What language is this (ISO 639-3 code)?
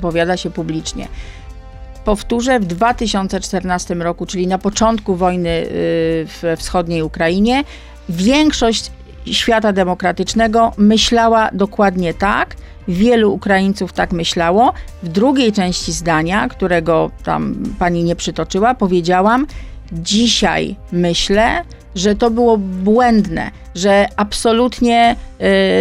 pol